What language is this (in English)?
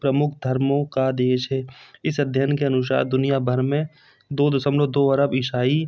Hindi